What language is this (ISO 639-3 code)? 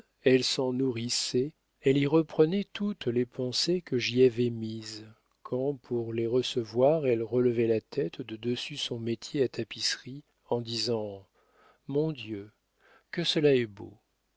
fra